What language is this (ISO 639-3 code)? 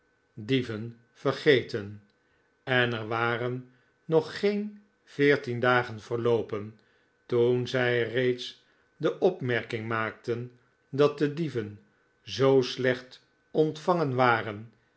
nld